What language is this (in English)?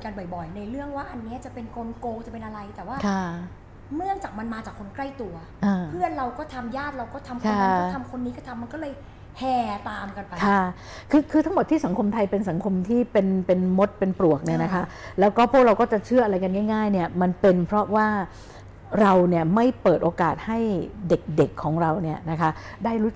Thai